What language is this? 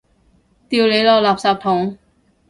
Cantonese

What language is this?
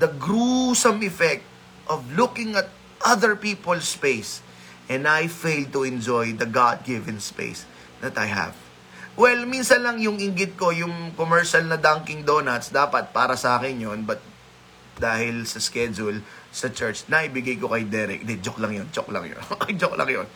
Filipino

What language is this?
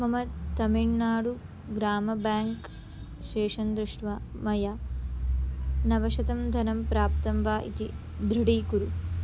Sanskrit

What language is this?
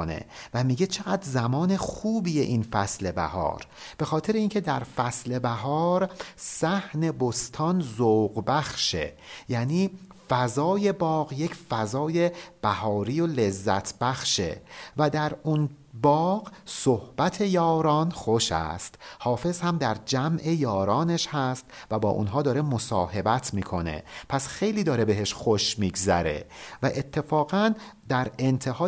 Persian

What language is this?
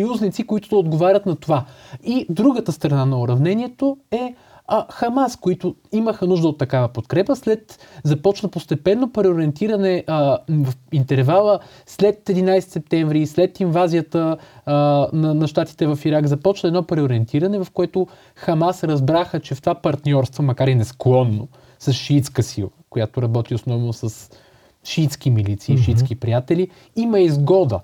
Bulgarian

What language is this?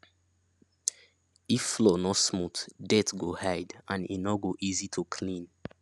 Nigerian Pidgin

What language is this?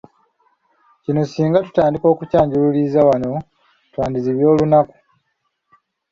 Ganda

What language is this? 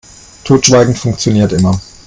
German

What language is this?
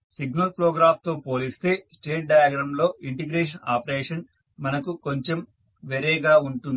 Telugu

